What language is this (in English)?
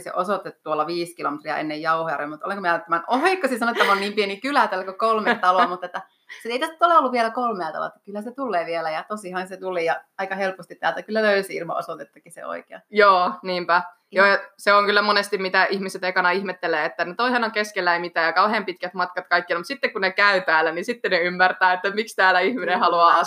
Finnish